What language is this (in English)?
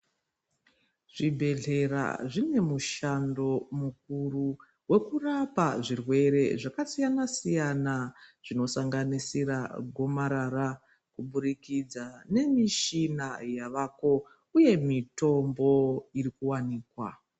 Ndau